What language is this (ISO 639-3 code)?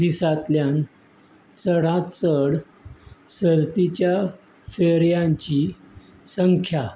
kok